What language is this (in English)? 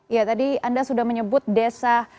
Indonesian